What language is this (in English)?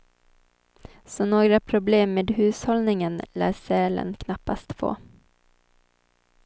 Swedish